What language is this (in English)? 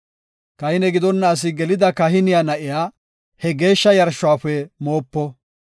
Gofa